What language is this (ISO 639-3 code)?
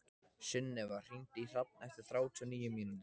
isl